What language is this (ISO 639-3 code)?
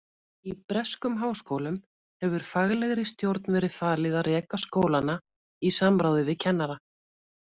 isl